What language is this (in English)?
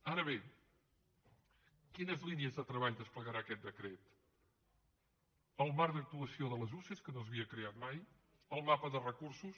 Catalan